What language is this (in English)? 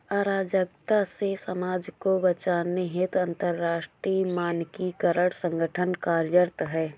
Hindi